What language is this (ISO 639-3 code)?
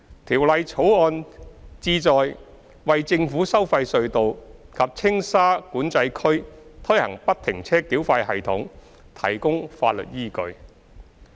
yue